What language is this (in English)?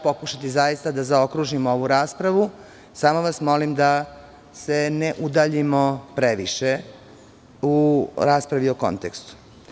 Serbian